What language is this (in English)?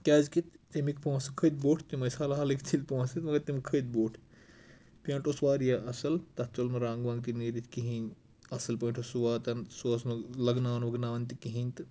Kashmiri